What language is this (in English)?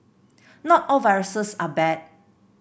English